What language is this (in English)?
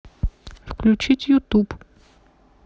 Russian